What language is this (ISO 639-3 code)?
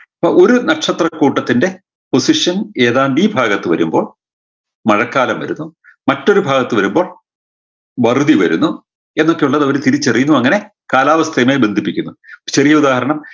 mal